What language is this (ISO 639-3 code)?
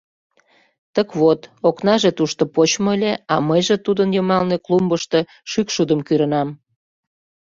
chm